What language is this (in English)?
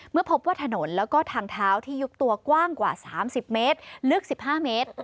Thai